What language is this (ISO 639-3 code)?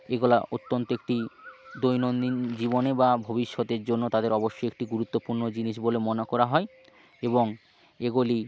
ben